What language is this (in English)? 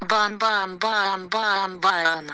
Russian